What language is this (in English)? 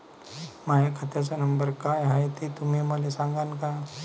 Marathi